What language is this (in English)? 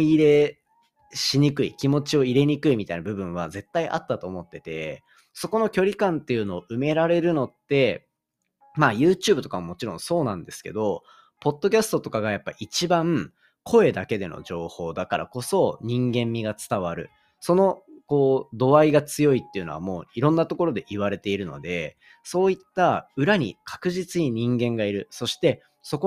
Japanese